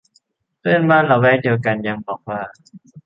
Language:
Thai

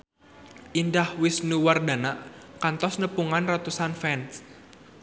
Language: Sundanese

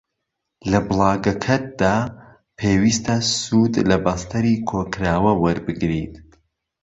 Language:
Central Kurdish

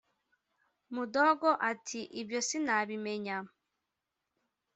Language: Kinyarwanda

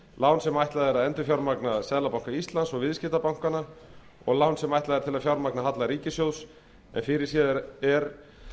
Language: Icelandic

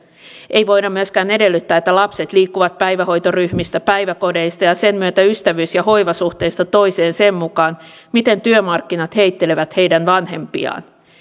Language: Finnish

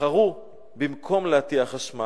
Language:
Hebrew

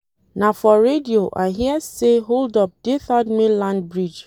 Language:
Nigerian Pidgin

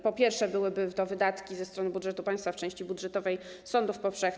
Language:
Polish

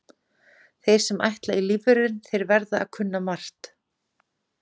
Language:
Icelandic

